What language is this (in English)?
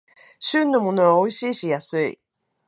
Japanese